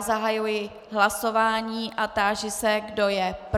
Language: Czech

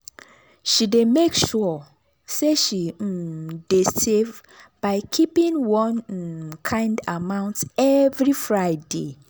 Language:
Nigerian Pidgin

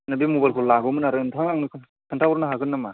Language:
Bodo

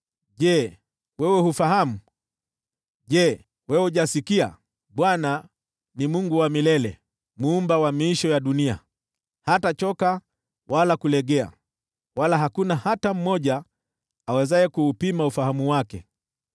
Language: Swahili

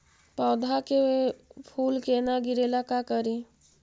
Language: Magahi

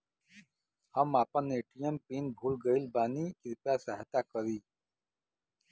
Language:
Bhojpuri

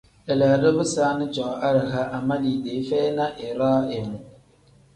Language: Tem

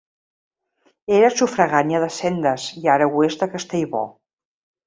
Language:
Catalan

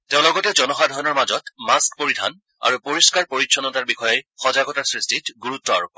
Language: Assamese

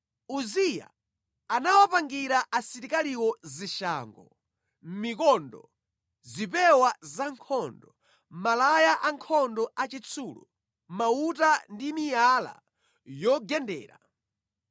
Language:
Nyanja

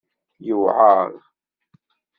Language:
Kabyle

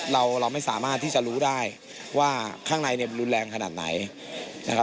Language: Thai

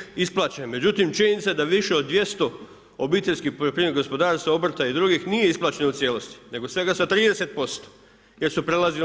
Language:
Croatian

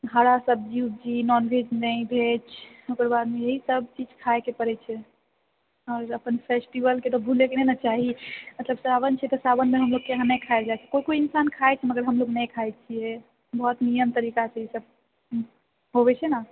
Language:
Maithili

